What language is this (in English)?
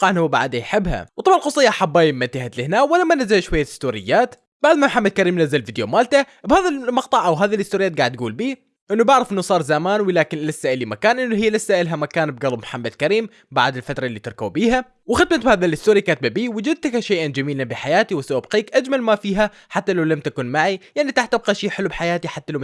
Arabic